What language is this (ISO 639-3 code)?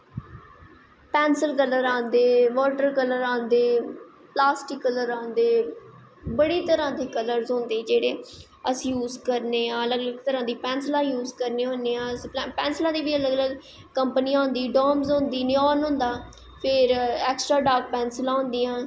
doi